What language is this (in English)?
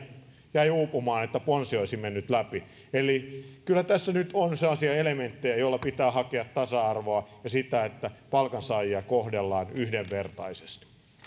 Finnish